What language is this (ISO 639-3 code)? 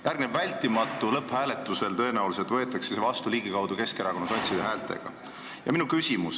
est